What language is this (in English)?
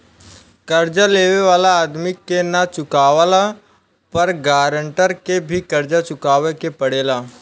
Bhojpuri